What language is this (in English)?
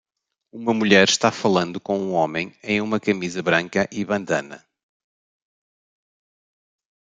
Portuguese